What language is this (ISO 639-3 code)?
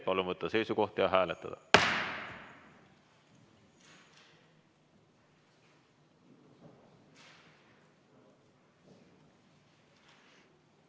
est